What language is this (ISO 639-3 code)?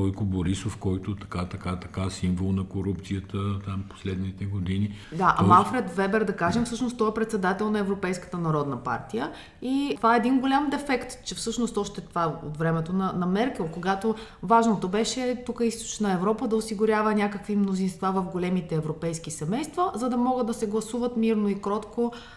bul